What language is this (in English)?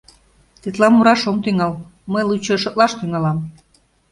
Mari